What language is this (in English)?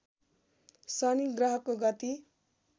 Nepali